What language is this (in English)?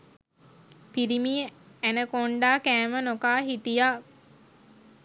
Sinhala